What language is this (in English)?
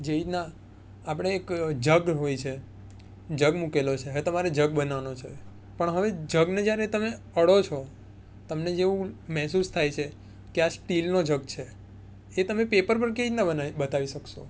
Gujarati